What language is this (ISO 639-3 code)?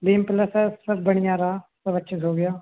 hin